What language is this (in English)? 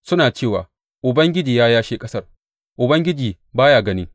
Hausa